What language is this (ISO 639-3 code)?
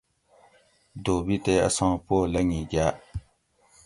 gwc